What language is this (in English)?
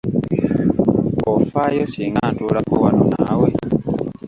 Ganda